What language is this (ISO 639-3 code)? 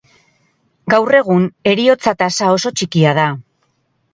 eus